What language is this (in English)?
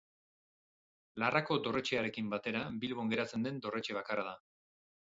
Basque